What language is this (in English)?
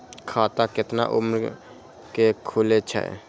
Maithili